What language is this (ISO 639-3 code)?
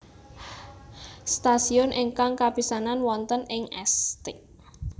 jav